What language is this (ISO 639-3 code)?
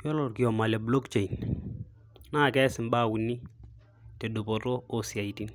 mas